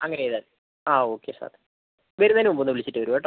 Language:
Malayalam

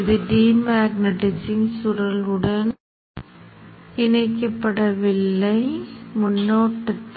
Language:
Tamil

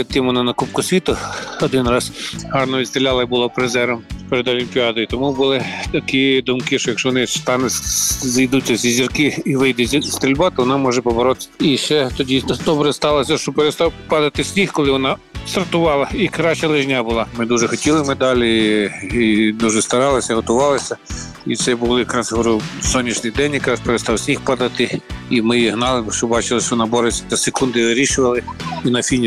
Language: Ukrainian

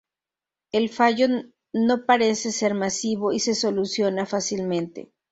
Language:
Spanish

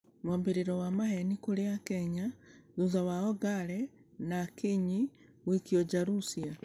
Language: Kikuyu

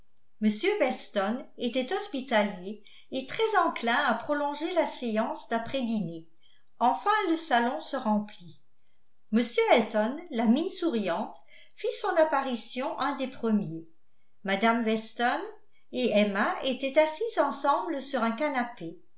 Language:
French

